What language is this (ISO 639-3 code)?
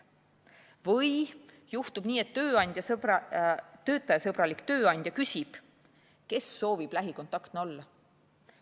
est